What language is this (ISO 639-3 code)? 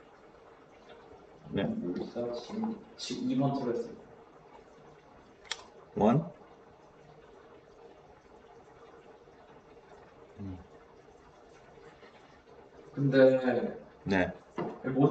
kor